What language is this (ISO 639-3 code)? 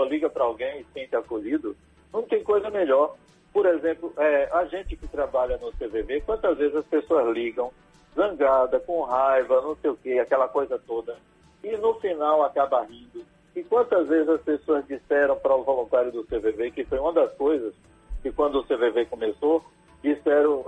por